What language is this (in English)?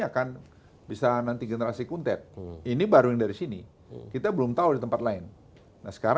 Indonesian